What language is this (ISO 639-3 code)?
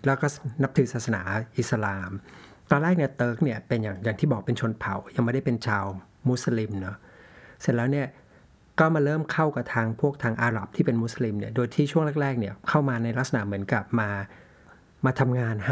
tha